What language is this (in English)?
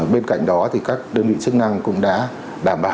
Vietnamese